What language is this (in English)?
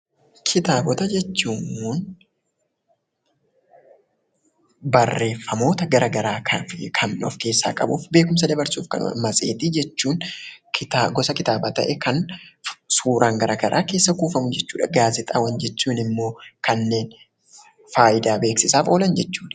Oromo